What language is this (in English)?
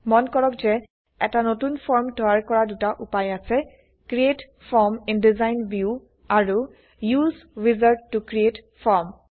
Assamese